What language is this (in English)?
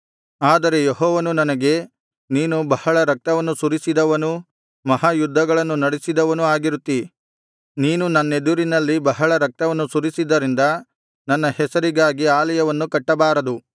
Kannada